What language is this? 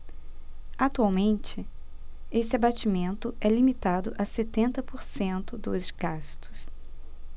Portuguese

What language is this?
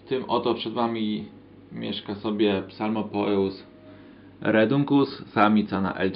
Polish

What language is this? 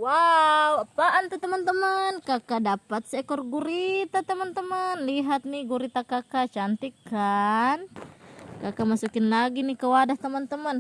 Indonesian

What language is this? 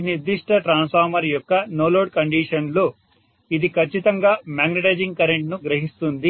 Telugu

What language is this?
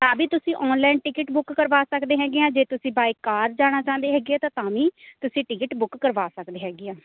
Punjabi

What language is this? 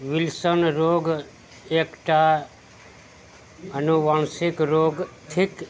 Maithili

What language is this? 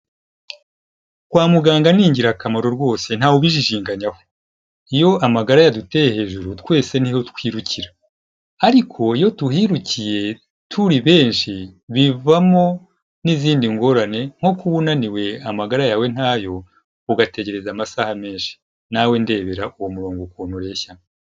Kinyarwanda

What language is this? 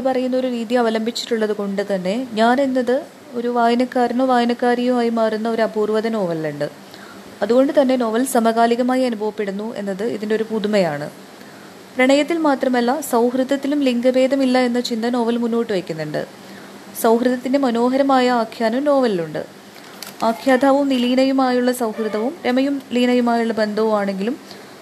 Malayalam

